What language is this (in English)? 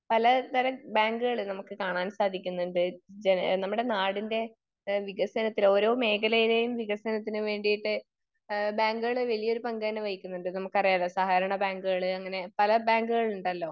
Malayalam